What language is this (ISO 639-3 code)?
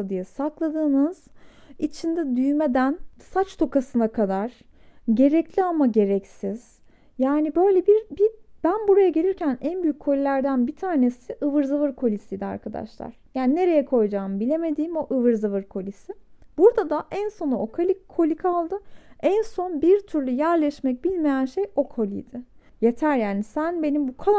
tur